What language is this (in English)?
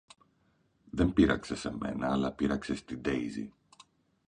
Greek